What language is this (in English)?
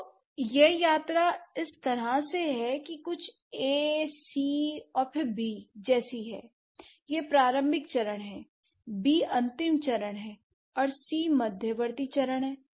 Hindi